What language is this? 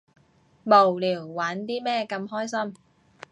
Cantonese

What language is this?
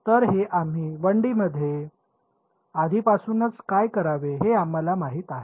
Marathi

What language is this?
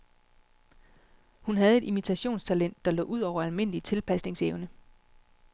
Danish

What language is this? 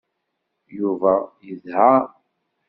Kabyle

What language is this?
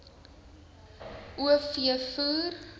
Afrikaans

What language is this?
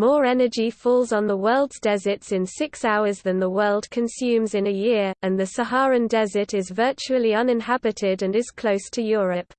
English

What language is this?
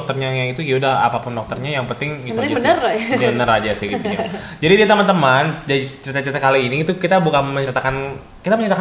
Indonesian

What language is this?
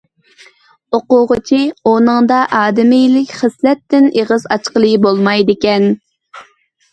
Uyghur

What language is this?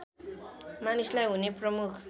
Nepali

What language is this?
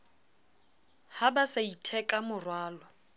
Southern Sotho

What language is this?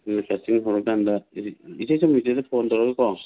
Manipuri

